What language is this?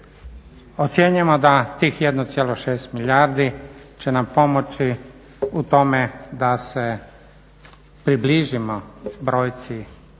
Croatian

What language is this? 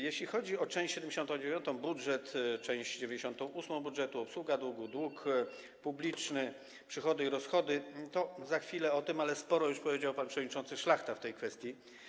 Polish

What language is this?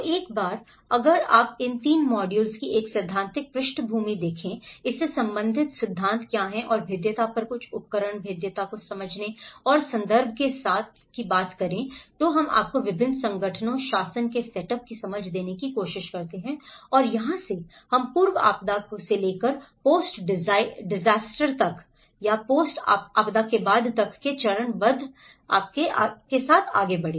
Hindi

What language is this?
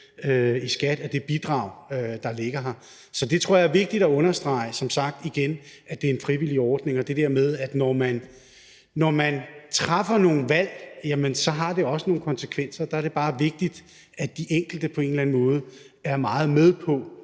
Danish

